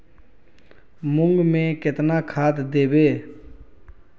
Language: Magahi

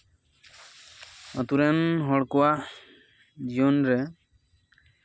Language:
Santali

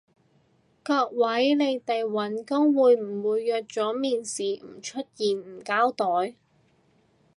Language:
Cantonese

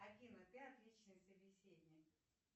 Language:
Russian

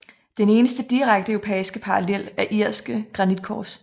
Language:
Danish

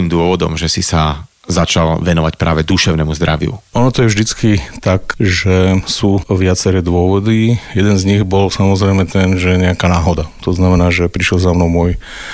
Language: Slovak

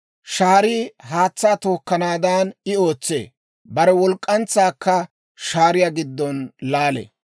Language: Dawro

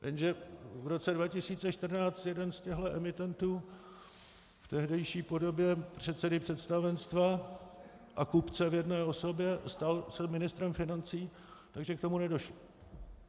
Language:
Czech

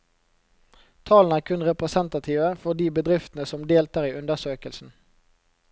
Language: Norwegian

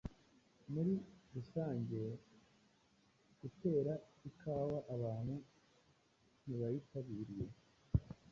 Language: Kinyarwanda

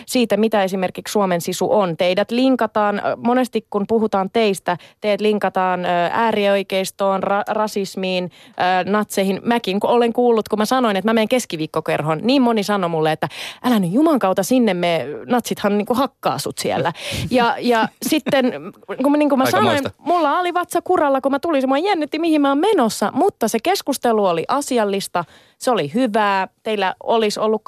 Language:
Finnish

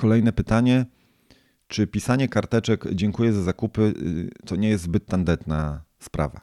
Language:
Polish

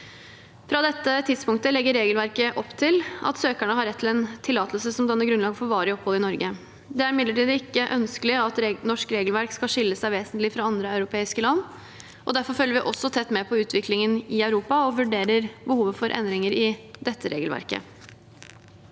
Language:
Norwegian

